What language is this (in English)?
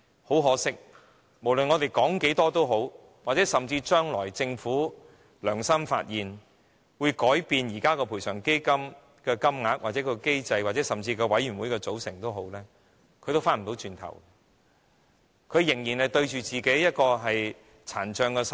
Cantonese